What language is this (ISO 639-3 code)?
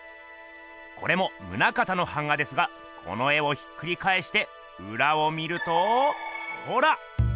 jpn